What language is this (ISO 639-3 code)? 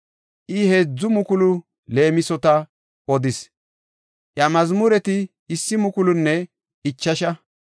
gof